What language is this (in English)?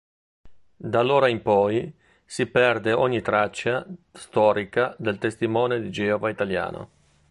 Italian